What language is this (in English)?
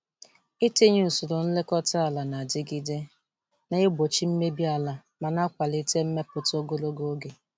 Igbo